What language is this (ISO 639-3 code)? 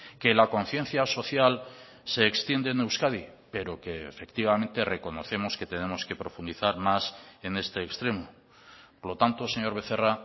spa